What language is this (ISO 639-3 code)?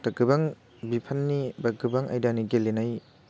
brx